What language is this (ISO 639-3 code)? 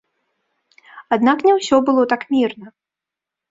bel